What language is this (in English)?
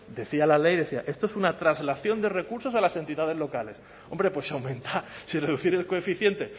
Spanish